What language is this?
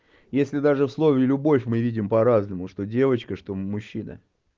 Russian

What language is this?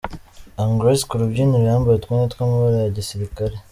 Kinyarwanda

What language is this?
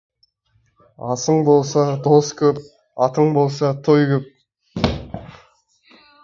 Kazakh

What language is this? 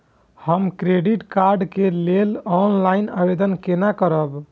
Maithili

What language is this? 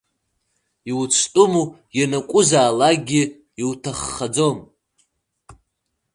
Abkhazian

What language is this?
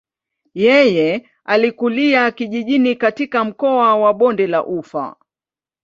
Swahili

